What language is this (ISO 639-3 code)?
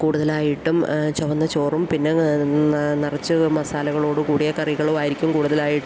mal